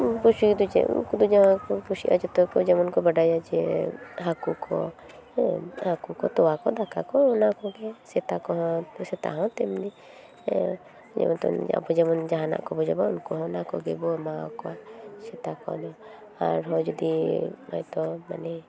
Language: Santali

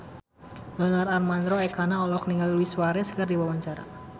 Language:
Sundanese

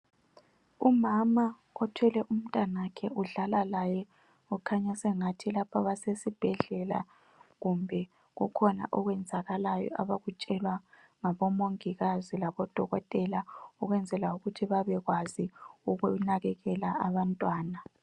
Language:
North Ndebele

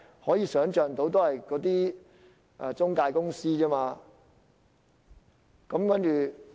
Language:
Cantonese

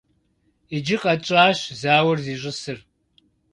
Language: Kabardian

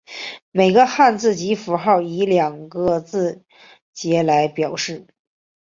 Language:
Chinese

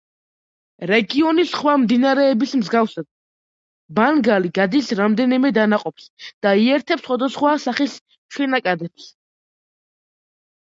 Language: Georgian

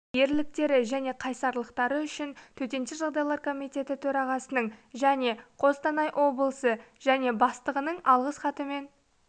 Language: Kazakh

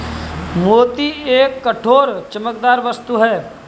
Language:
Hindi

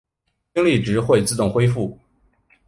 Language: Chinese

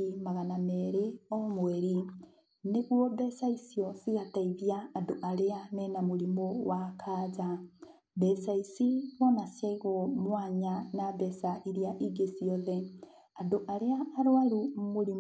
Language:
Kikuyu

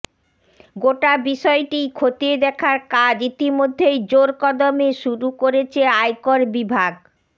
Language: Bangla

